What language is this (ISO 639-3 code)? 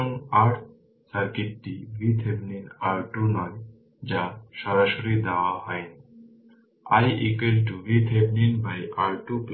ben